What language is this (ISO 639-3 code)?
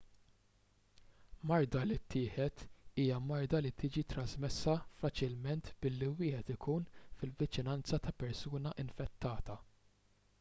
mlt